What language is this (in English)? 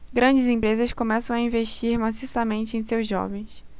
Portuguese